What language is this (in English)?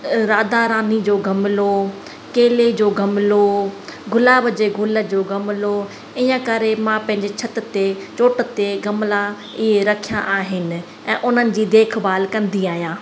Sindhi